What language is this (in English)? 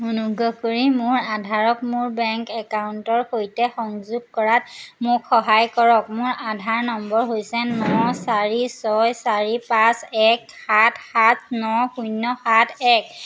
Assamese